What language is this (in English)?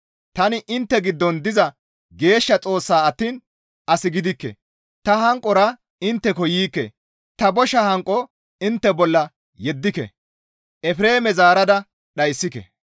Gamo